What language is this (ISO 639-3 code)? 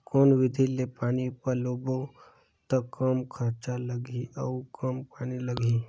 hne